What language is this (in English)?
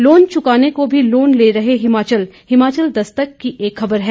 Hindi